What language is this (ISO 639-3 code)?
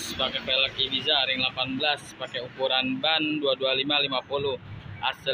ind